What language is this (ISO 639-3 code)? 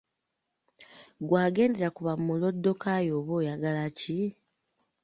lug